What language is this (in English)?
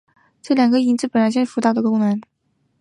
Chinese